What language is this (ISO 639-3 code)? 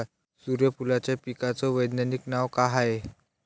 mar